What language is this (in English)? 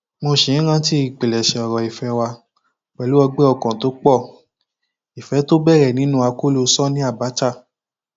Yoruba